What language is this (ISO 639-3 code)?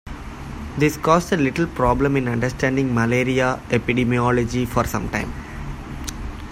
eng